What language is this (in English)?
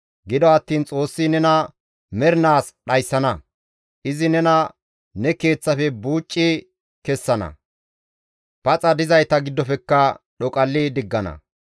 Gamo